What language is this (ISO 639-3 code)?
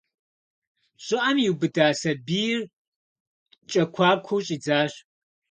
kbd